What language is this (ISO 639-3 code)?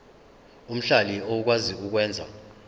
zul